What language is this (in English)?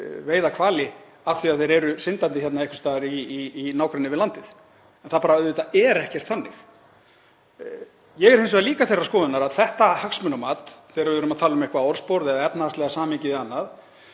Icelandic